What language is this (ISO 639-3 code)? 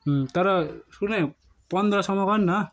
nep